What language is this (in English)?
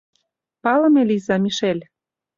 Mari